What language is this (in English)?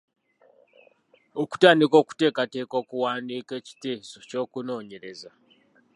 Ganda